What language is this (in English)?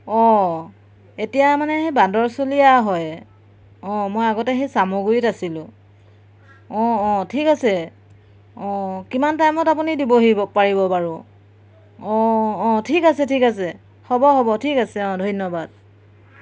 Assamese